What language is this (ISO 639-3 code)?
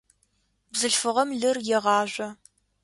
ady